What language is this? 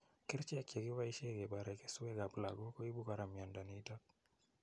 Kalenjin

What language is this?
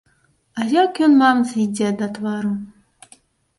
Belarusian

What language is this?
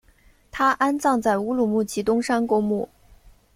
Chinese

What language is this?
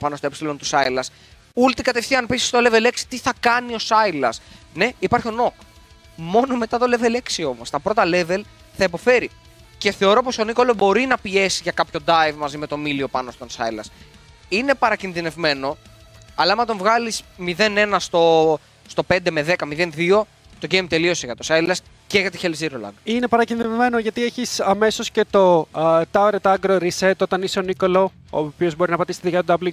Greek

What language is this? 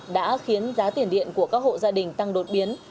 Vietnamese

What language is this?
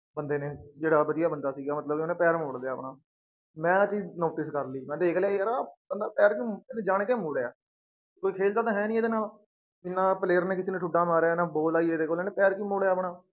Punjabi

